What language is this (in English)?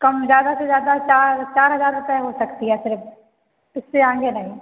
Hindi